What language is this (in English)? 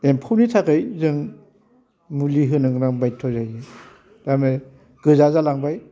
Bodo